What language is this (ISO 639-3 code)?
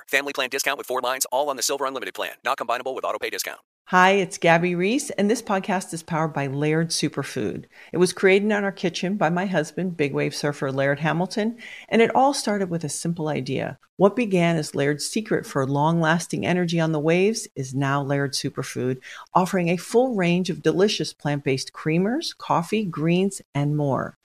eng